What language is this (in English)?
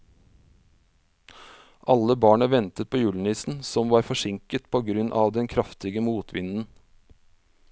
Norwegian